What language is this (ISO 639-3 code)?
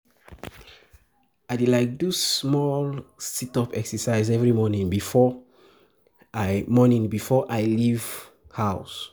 pcm